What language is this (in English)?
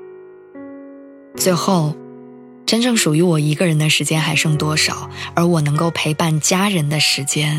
Chinese